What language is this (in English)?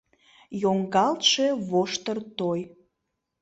Mari